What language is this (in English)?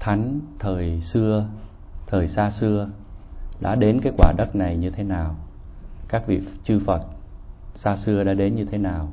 Vietnamese